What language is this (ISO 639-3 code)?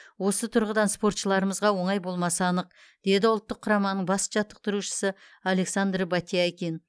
kaz